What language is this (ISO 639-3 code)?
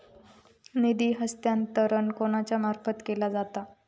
mar